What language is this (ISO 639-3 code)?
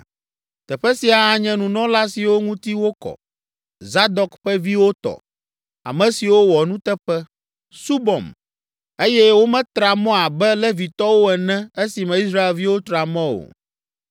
ewe